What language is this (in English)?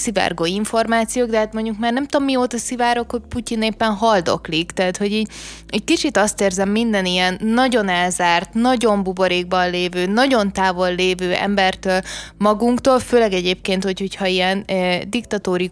Hungarian